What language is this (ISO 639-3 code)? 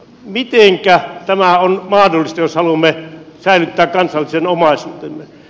fin